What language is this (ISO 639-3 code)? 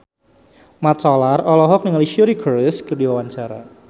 sun